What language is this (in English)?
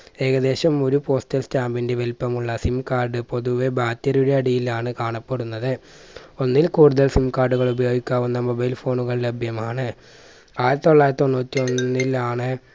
Malayalam